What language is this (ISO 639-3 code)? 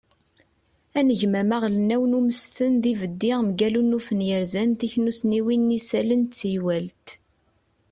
kab